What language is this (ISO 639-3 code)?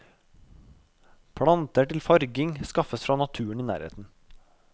nor